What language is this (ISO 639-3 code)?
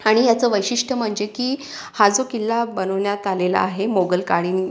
mar